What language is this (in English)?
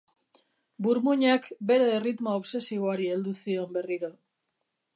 Basque